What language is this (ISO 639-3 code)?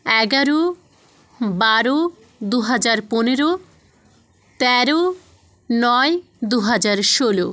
ben